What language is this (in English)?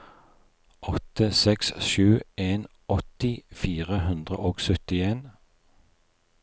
Norwegian